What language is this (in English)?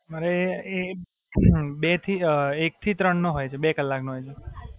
Gujarati